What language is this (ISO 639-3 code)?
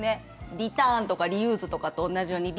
jpn